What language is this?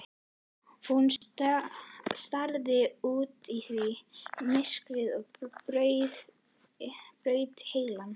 Icelandic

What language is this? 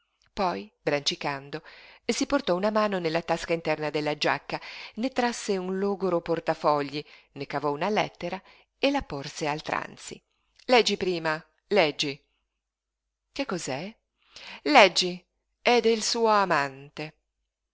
Italian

